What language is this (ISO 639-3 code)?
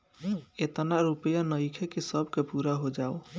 bho